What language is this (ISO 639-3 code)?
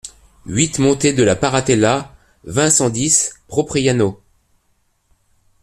fra